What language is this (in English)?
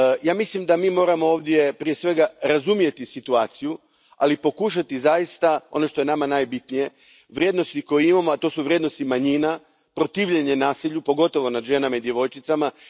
Croatian